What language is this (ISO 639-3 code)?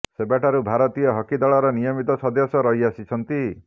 ori